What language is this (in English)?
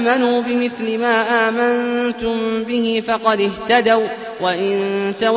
Arabic